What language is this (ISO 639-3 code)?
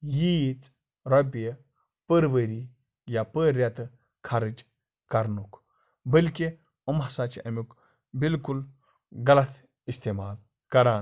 kas